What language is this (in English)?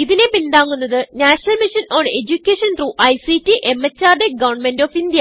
Malayalam